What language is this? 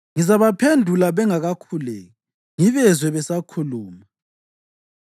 North Ndebele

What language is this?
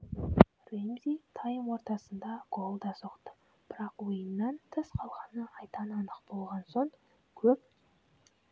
Kazakh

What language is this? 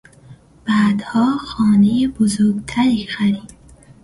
Persian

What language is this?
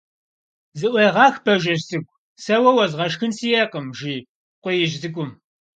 Kabardian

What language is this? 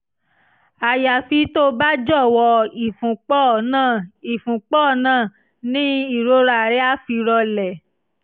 Yoruba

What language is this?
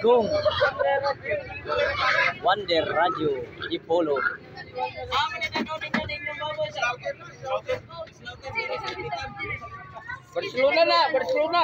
Indonesian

